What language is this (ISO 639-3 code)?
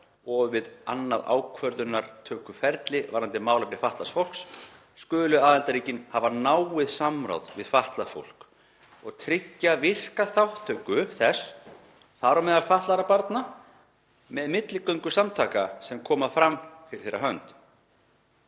isl